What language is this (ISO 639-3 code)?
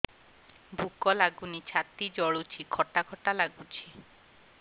ori